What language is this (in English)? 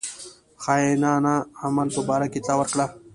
Pashto